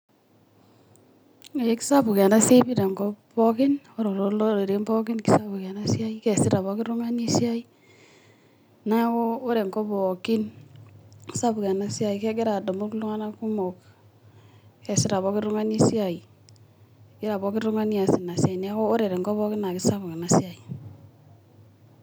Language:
Masai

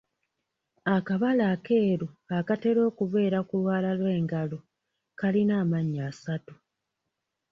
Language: Ganda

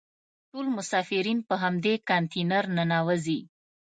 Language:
Pashto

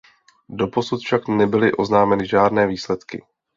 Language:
Czech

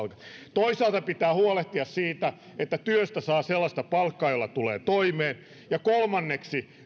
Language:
Finnish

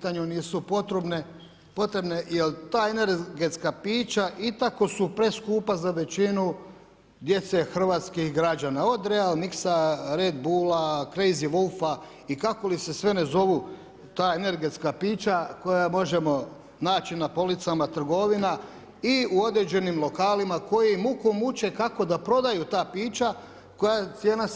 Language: Croatian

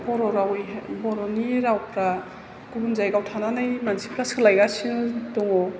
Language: Bodo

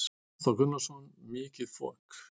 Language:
Icelandic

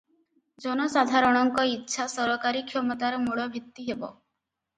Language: Odia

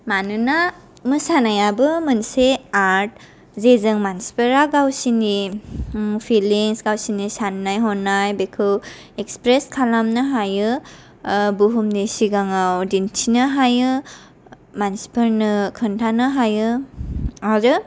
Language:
Bodo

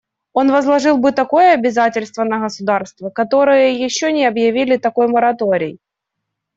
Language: Russian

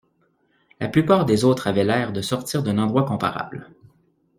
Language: French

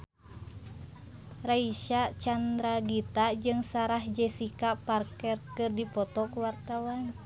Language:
Sundanese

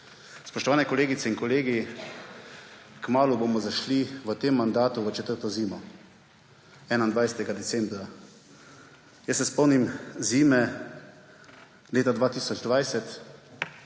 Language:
Slovenian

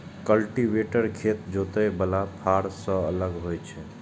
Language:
Maithili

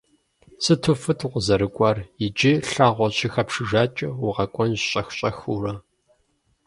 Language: Kabardian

